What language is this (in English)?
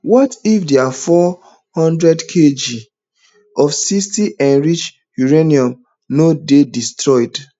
Nigerian Pidgin